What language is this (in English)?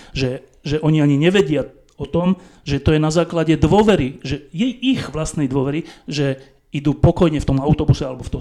Slovak